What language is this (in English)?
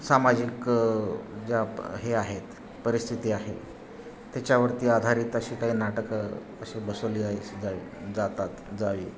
Marathi